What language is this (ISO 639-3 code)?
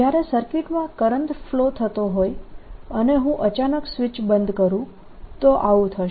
guj